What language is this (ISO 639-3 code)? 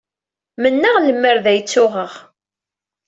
kab